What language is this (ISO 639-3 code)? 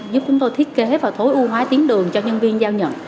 vie